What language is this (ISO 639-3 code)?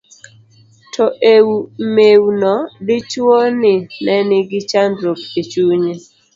luo